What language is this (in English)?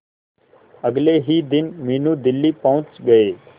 Hindi